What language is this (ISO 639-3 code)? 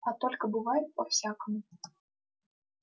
rus